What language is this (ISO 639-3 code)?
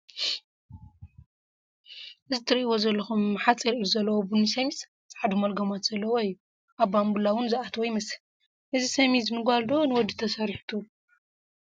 tir